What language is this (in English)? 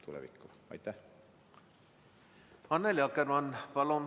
Estonian